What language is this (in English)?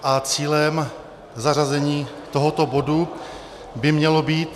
Czech